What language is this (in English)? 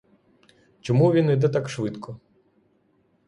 Ukrainian